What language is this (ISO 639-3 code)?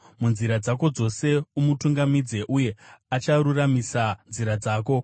sna